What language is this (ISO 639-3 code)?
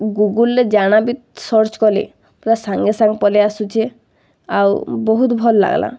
ori